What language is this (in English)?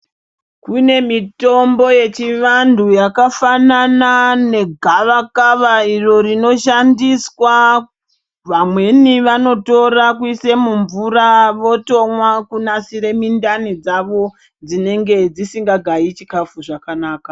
Ndau